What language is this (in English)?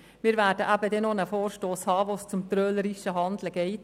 Swiss German